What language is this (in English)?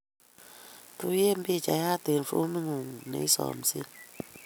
Kalenjin